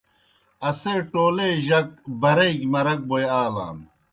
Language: Kohistani Shina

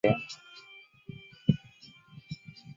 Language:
Chinese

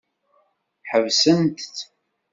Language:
Kabyle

